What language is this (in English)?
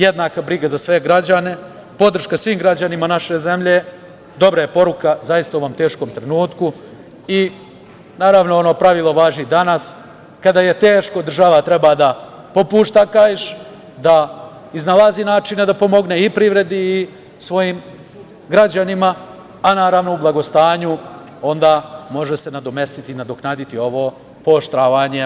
Serbian